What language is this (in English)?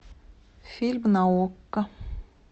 Russian